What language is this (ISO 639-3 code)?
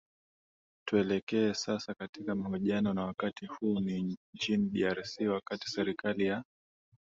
swa